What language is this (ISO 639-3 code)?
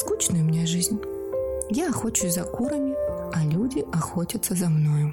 rus